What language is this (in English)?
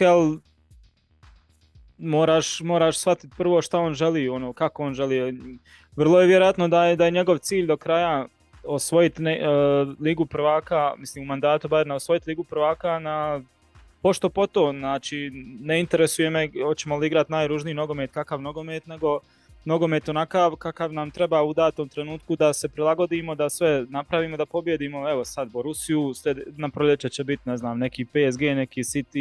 Croatian